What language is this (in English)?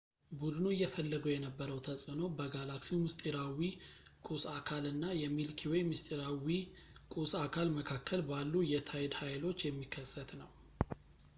Amharic